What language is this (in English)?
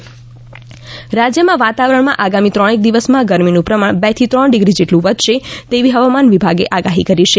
Gujarati